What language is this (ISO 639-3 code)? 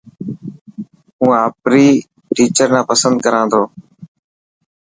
mki